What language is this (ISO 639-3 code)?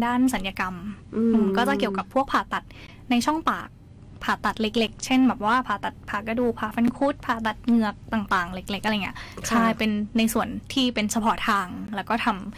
tha